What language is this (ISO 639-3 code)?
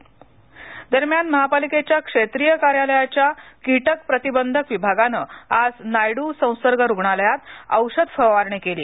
mar